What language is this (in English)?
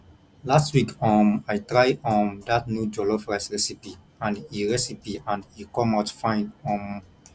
Nigerian Pidgin